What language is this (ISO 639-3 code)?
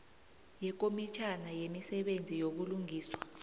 nbl